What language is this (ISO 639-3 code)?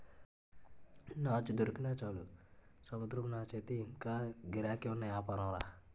tel